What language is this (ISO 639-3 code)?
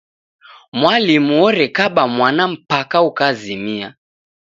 dav